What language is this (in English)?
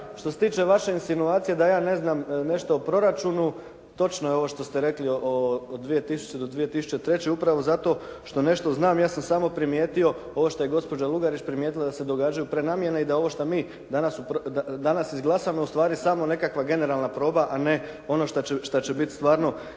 Croatian